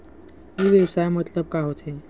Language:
Chhattisgarhi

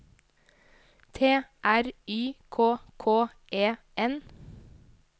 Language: Norwegian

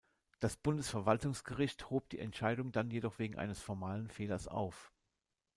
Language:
German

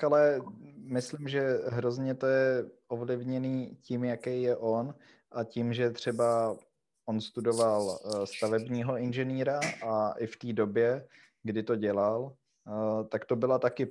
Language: Czech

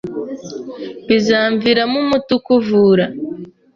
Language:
Kinyarwanda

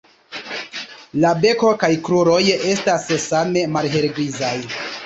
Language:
Esperanto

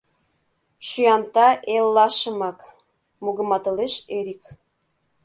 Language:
Mari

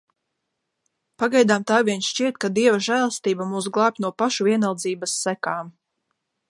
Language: Latvian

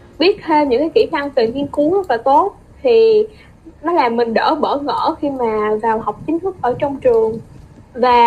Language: Vietnamese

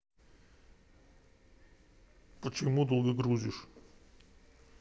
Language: Russian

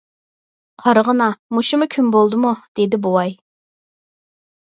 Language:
Uyghur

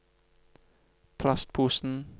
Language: Norwegian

